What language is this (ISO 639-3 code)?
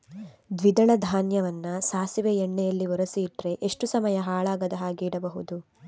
kan